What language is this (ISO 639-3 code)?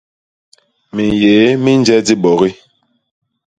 bas